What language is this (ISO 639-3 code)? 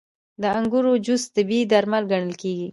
pus